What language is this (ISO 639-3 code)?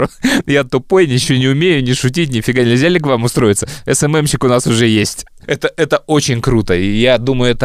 rus